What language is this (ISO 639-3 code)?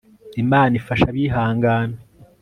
kin